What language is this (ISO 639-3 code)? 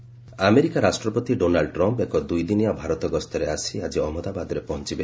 ori